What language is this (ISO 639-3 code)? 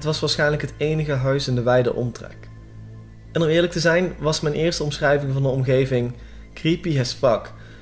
nld